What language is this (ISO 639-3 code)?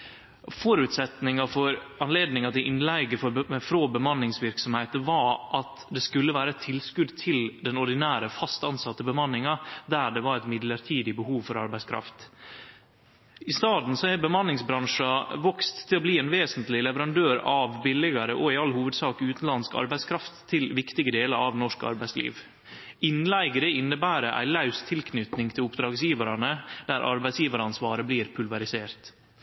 nno